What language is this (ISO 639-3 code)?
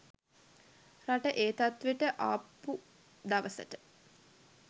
sin